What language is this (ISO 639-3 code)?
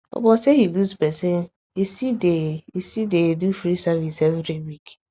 pcm